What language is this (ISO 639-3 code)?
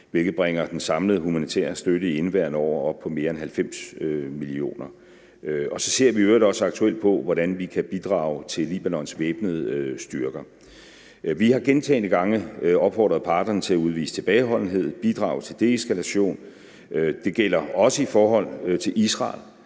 dan